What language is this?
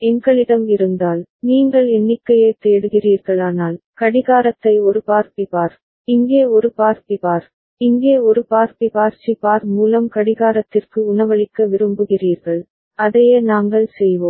Tamil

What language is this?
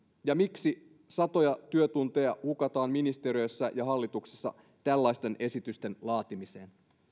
Finnish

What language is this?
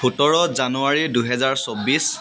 Assamese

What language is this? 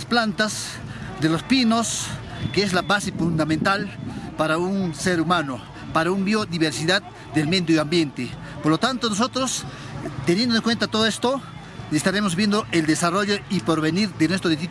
Spanish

